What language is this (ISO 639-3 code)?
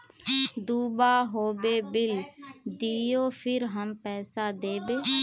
mag